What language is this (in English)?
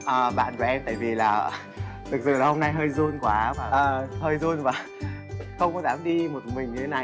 Vietnamese